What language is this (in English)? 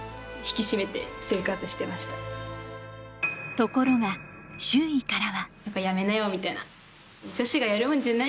Japanese